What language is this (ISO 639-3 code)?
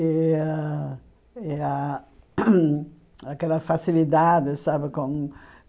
por